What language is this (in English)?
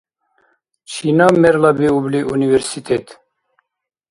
Dargwa